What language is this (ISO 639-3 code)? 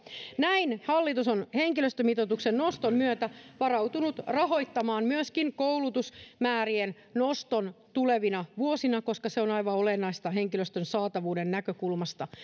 fin